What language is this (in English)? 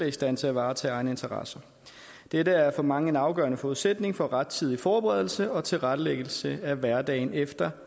Danish